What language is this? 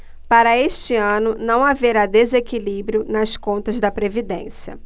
Portuguese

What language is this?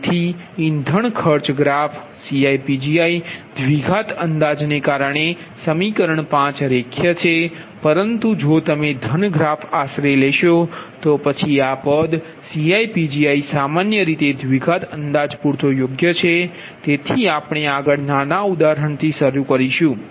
Gujarati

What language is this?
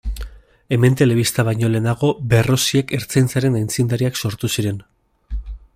Basque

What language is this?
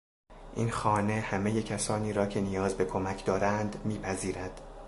Persian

